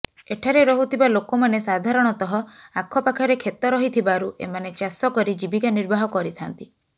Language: Odia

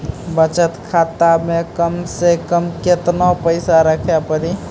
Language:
Maithili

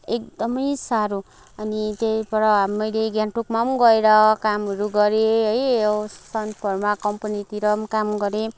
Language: Nepali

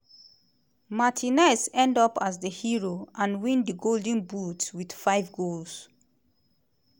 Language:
Nigerian Pidgin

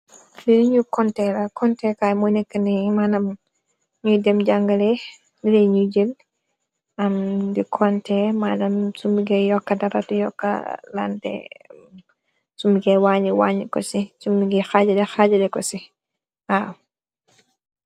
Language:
Wolof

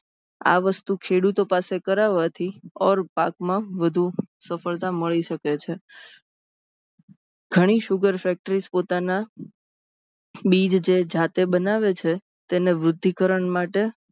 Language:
Gujarati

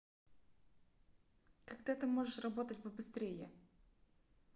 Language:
Russian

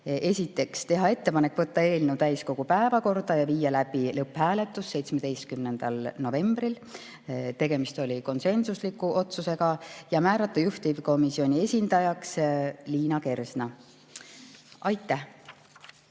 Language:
Estonian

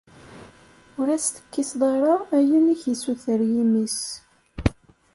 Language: Kabyle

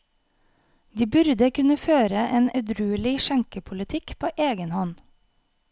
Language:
Norwegian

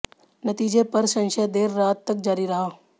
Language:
Hindi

